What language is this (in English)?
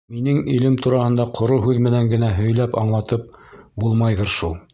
Bashkir